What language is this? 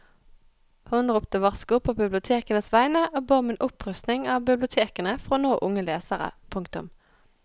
Norwegian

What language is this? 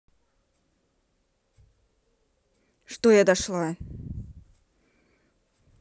Russian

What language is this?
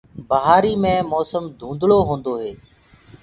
Gurgula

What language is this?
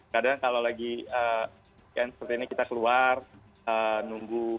Indonesian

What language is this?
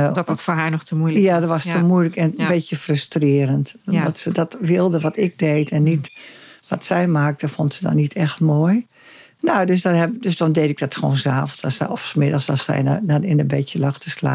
Dutch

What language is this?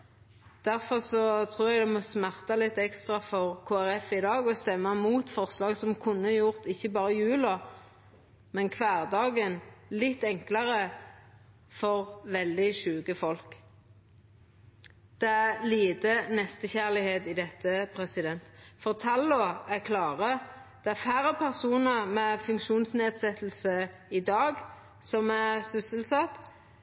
Norwegian Nynorsk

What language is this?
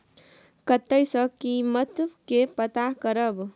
Maithili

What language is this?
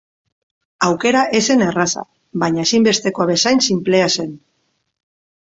Basque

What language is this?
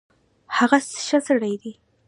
Pashto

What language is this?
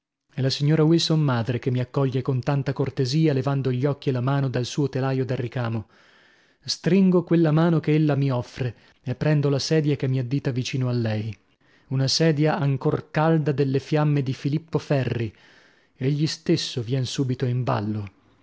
Italian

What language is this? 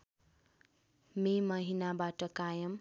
Nepali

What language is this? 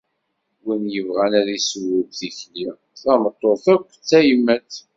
Kabyle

